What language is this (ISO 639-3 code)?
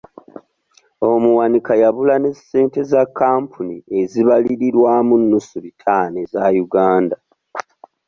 lug